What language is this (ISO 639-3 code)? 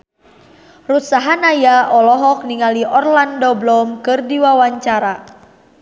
sun